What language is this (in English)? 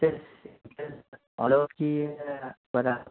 Marathi